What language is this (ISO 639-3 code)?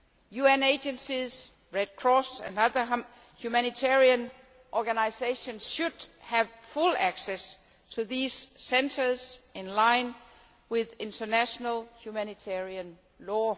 eng